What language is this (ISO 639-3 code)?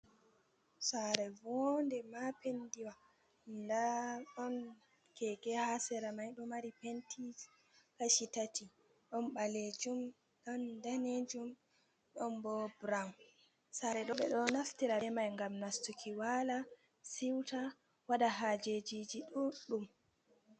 ful